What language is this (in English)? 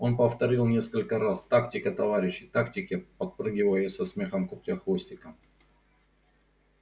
Russian